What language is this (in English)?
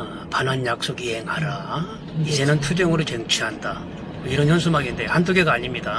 Korean